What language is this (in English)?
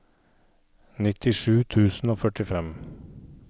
Norwegian